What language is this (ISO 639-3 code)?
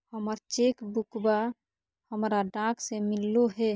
mag